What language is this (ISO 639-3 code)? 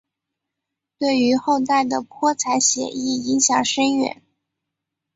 zho